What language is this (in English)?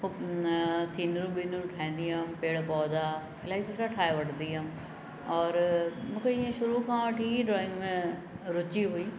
Sindhi